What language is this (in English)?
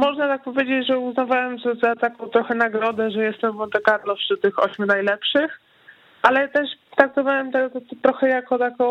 Polish